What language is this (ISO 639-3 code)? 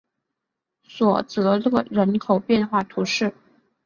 zho